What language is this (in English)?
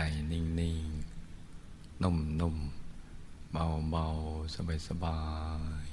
Thai